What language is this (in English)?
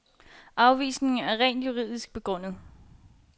Danish